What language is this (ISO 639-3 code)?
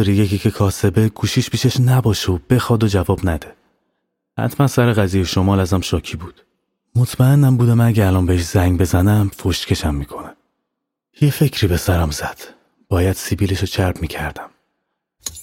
fas